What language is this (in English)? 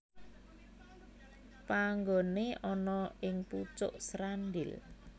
Javanese